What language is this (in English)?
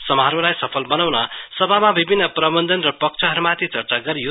Nepali